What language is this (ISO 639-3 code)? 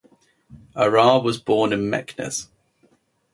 eng